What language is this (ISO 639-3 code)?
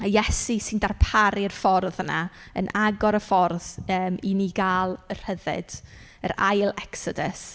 cym